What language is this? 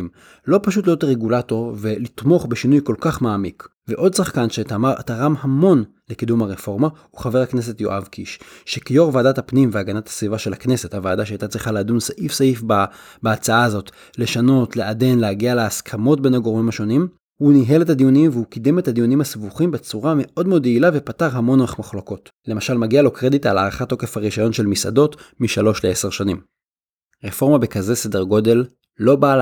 Hebrew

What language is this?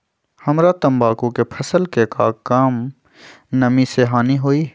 Magahi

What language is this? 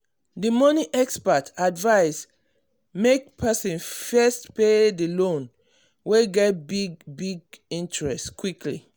Nigerian Pidgin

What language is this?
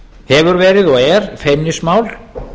Icelandic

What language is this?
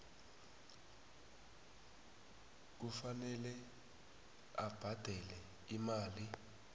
South Ndebele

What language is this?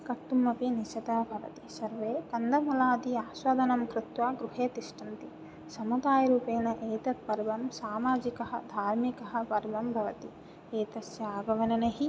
Sanskrit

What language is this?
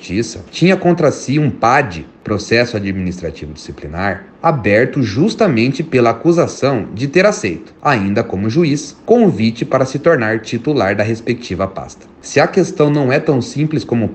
Portuguese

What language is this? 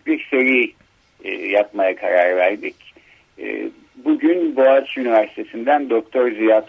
Turkish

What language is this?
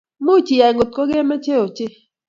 Kalenjin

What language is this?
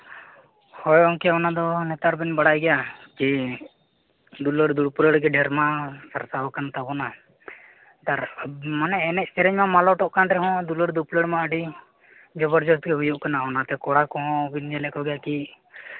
Santali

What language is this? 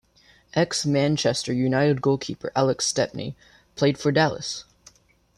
English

